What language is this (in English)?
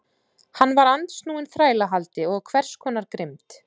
Icelandic